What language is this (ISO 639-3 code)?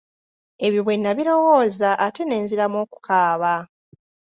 lug